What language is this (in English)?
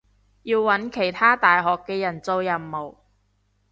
Cantonese